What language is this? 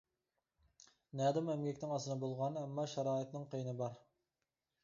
Uyghur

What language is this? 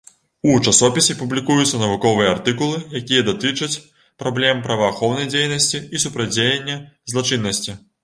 Belarusian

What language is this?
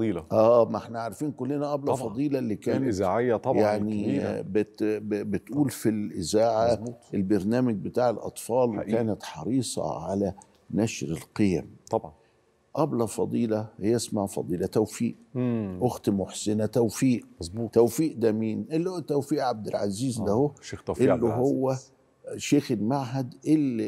Arabic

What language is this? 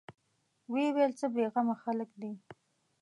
Pashto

